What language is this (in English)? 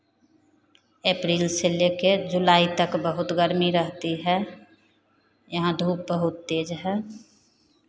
Hindi